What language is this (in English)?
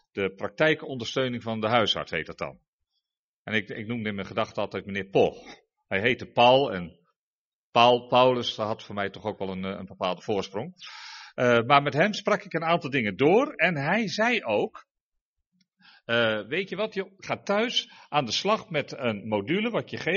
Dutch